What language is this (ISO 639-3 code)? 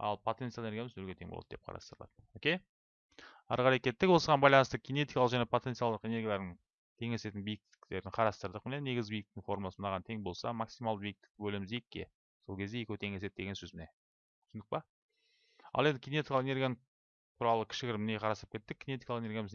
tur